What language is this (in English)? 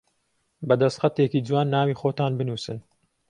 Central Kurdish